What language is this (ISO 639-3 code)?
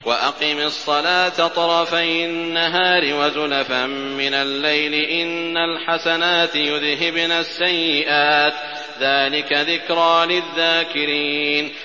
ara